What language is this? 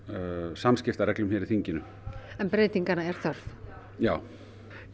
Icelandic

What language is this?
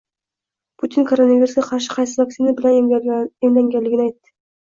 Uzbek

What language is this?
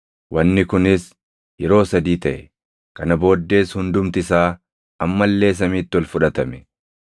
Oromo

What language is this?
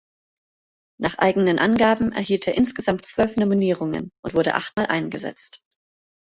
German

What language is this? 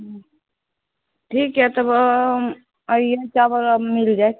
Maithili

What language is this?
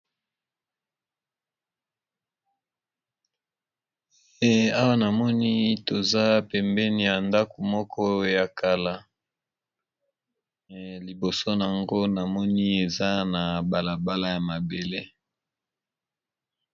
Lingala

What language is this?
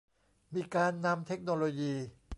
Thai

